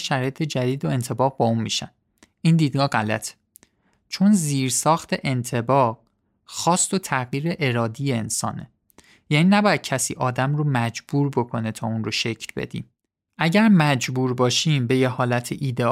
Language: Persian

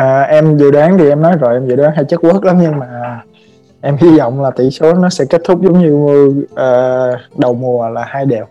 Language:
Vietnamese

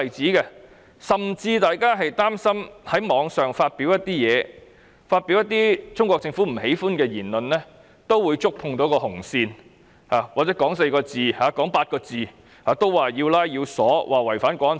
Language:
Cantonese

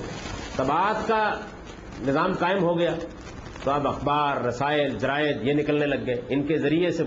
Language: Urdu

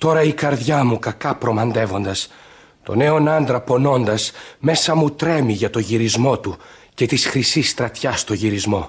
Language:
Greek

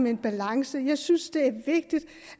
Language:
Danish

